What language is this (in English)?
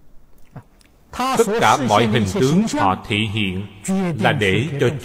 Vietnamese